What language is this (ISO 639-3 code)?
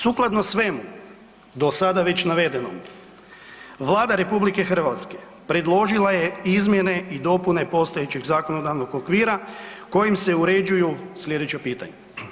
hrv